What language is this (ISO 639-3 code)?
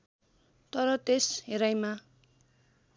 nep